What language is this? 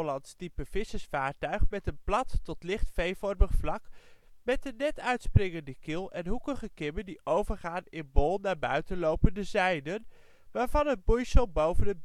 Dutch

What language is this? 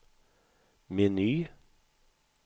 Swedish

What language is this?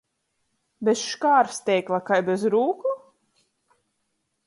Latgalian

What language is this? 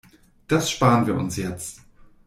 German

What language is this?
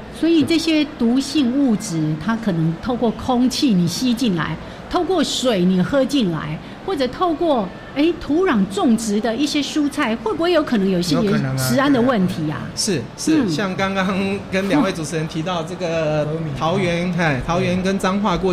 Chinese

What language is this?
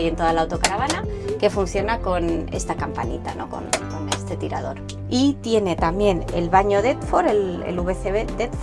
Spanish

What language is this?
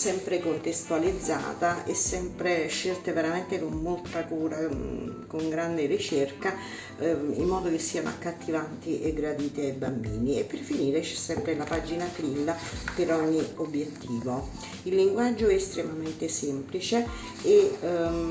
Italian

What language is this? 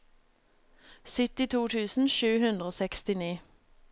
Norwegian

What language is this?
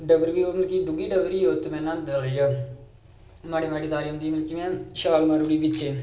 Dogri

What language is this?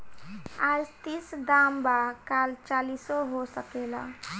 Bhojpuri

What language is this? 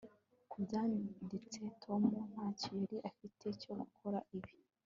Kinyarwanda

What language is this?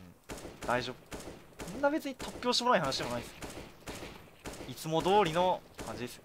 Japanese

